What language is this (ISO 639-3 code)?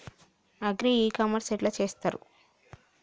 tel